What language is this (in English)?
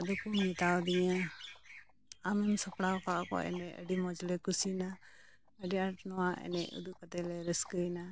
Santali